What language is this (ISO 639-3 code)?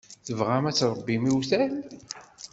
kab